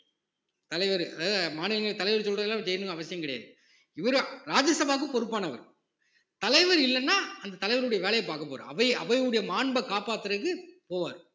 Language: Tamil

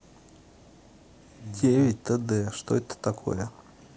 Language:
Russian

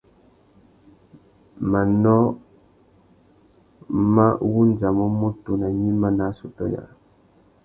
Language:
Tuki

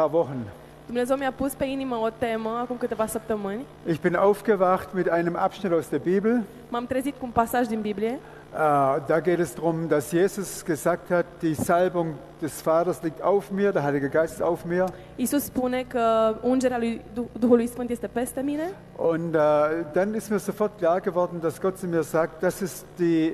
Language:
Romanian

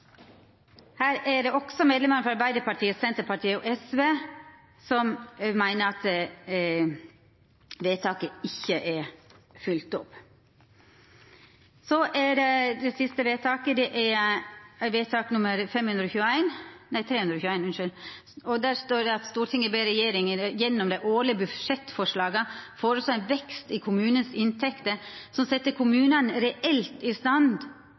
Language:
Norwegian Nynorsk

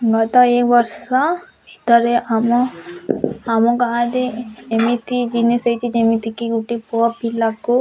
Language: Odia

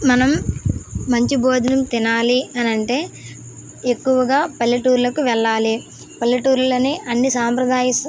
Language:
Telugu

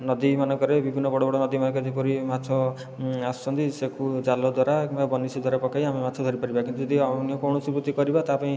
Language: Odia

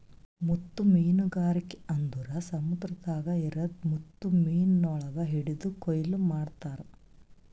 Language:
Kannada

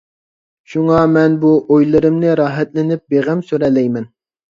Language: Uyghur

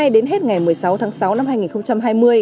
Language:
Vietnamese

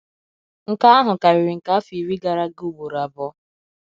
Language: Igbo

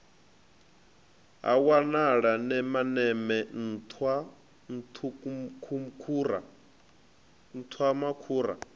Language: Venda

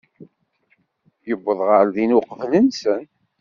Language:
Kabyle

